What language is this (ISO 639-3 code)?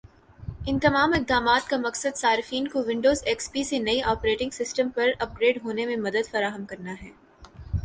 urd